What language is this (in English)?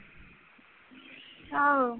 Punjabi